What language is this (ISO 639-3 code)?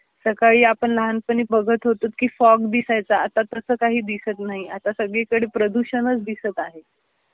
mar